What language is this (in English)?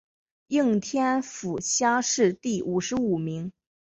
Chinese